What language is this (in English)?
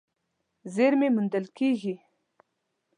Pashto